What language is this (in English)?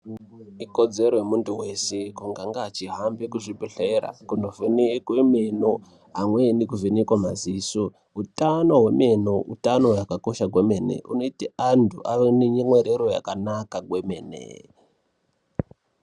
Ndau